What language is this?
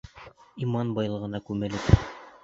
Bashkir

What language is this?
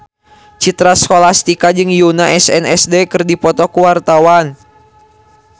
Sundanese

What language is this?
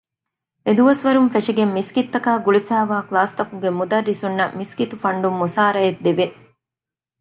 Divehi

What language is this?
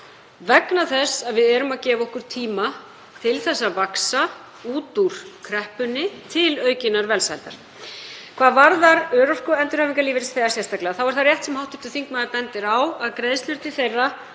Icelandic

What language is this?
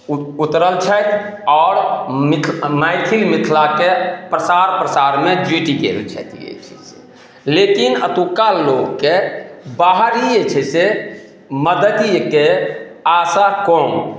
Maithili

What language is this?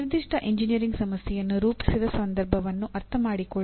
Kannada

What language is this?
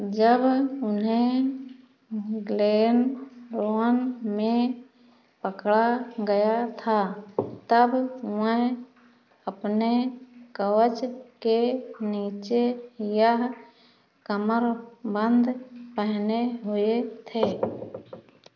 Hindi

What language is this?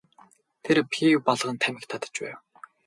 Mongolian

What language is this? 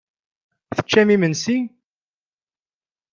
Kabyle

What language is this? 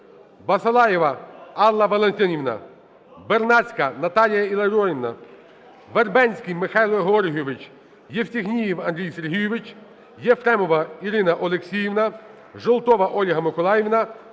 Ukrainian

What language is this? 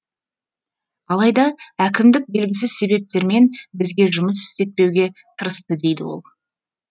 Kazakh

